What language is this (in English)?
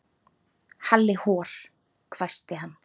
Icelandic